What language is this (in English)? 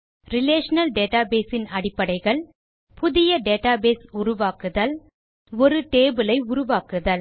Tamil